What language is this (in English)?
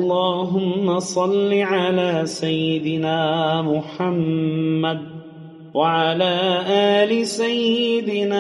Arabic